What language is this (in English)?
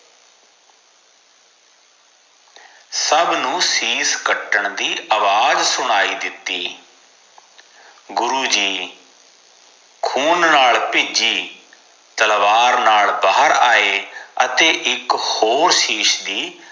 Punjabi